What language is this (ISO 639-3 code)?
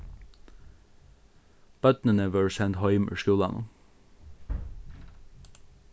fao